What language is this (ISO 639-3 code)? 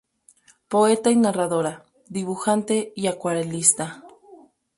spa